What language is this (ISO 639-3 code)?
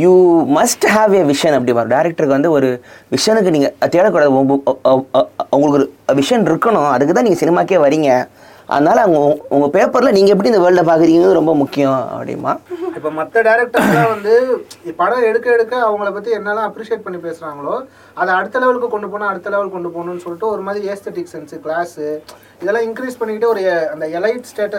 tam